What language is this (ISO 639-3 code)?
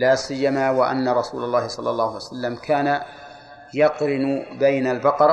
ara